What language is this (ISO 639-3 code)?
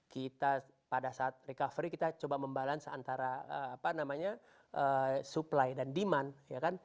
ind